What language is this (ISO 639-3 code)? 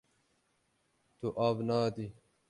kur